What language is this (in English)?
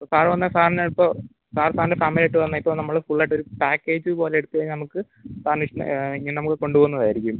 Malayalam